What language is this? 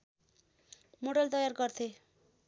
Nepali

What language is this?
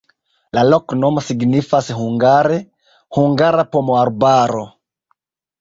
Esperanto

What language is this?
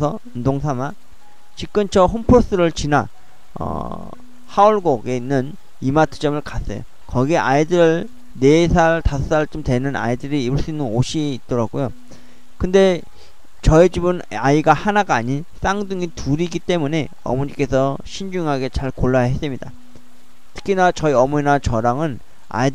Korean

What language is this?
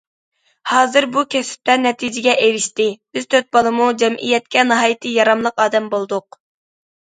Uyghur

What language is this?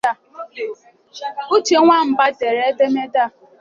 Igbo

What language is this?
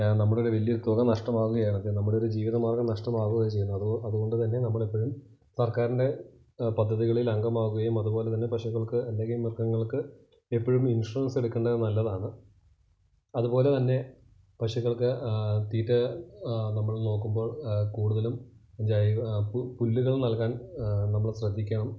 Malayalam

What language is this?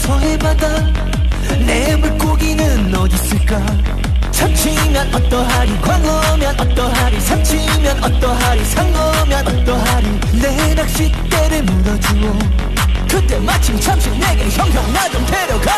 Vietnamese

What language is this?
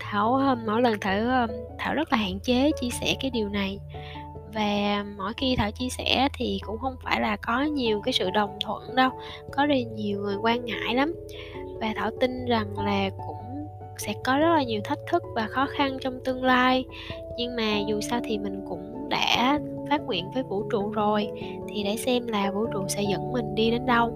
Vietnamese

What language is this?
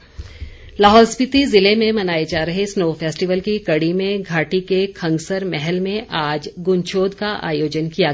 Hindi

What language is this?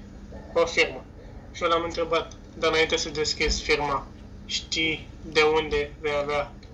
Romanian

